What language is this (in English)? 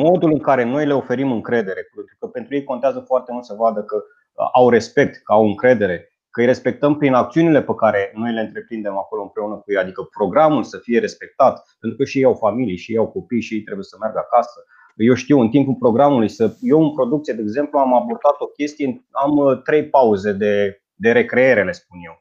Romanian